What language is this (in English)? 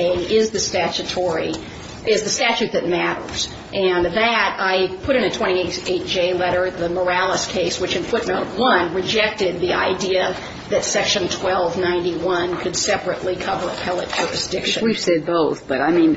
English